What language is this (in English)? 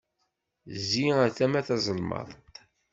Kabyle